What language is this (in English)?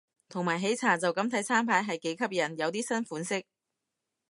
Cantonese